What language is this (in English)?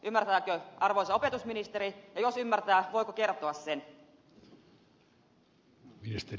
Finnish